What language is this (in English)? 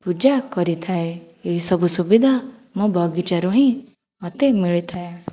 Odia